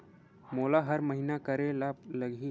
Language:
Chhattisgarhi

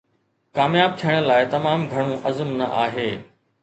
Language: Sindhi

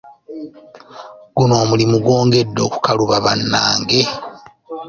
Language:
Ganda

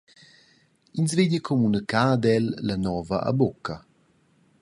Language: Romansh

